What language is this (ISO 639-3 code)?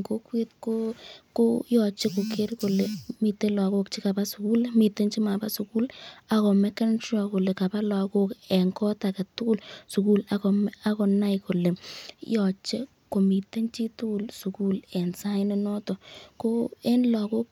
kln